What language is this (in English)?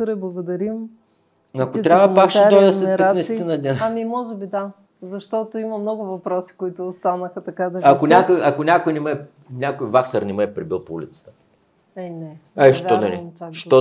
Bulgarian